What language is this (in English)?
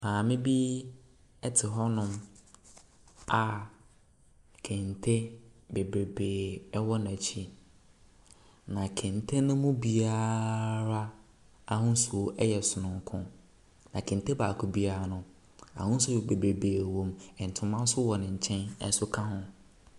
Akan